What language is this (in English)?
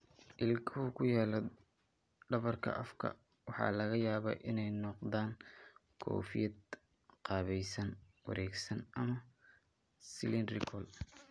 Somali